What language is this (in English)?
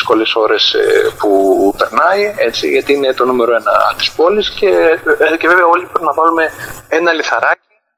Greek